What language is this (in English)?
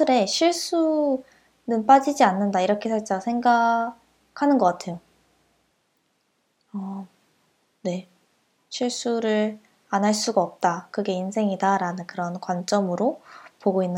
Korean